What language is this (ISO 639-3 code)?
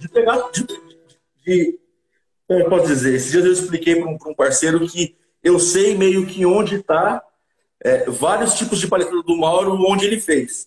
por